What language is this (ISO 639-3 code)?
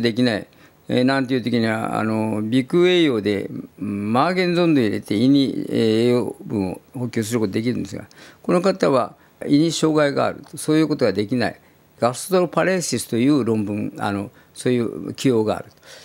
jpn